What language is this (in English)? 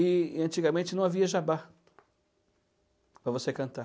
Portuguese